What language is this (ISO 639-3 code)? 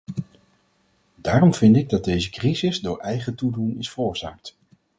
nld